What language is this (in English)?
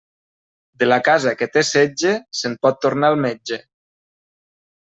Catalan